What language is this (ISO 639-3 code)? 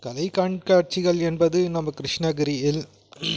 tam